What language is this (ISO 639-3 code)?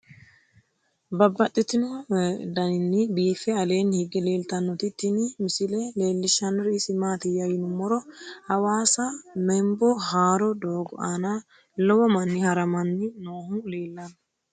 sid